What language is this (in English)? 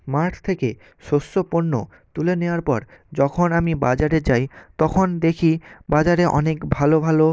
Bangla